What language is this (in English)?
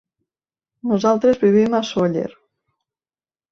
Catalan